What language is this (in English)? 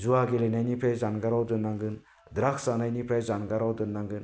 Bodo